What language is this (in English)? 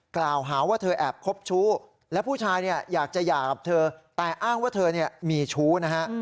Thai